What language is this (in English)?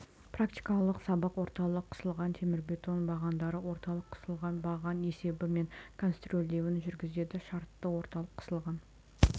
Kazakh